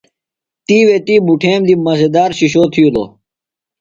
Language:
Phalura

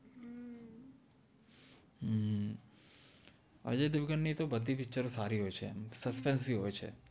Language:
Gujarati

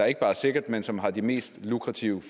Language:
Danish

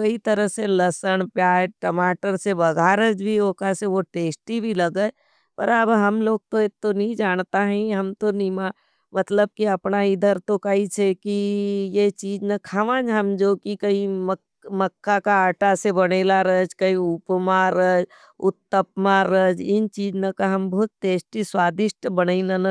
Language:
Nimadi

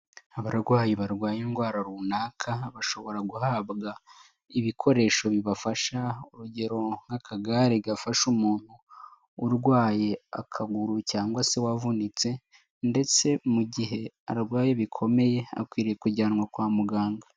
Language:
Kinyarwanda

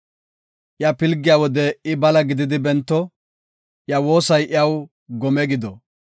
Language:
Gofa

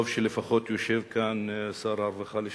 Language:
Hebrew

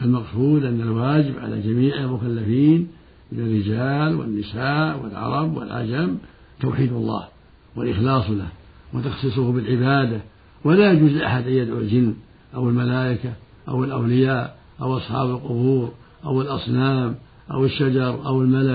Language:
Arabic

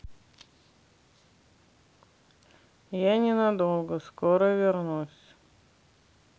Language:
Russian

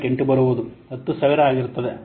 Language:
Kannada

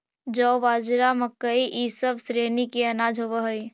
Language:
Magahi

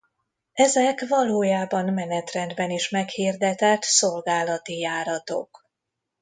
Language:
Hungarian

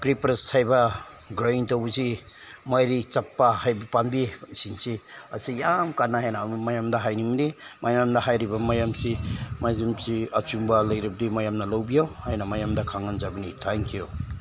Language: Manipuri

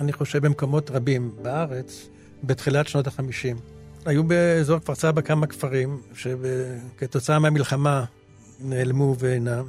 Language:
Hebrew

